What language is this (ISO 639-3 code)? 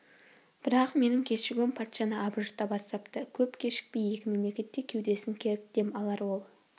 kaz